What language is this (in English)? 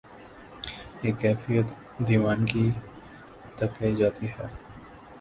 Urdu